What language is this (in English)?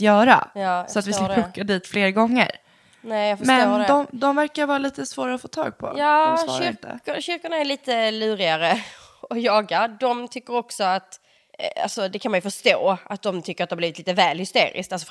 Swedish